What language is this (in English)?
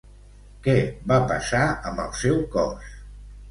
Catalan